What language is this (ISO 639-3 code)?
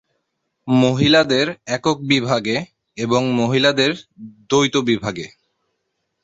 ben